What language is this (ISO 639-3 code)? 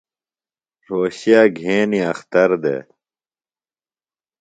phl